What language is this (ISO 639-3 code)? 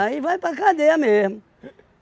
por